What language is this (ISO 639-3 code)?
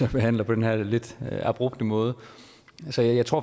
dan